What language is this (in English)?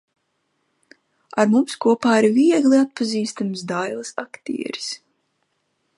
Latvian